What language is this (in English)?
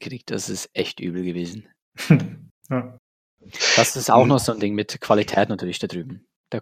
German